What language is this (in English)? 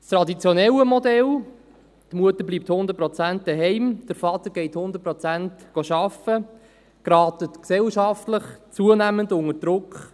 Swiss German